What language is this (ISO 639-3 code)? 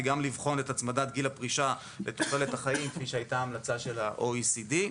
heb